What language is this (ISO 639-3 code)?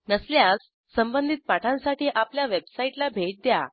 mar